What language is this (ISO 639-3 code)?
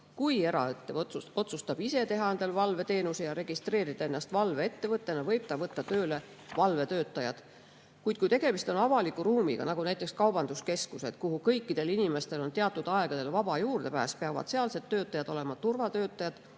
est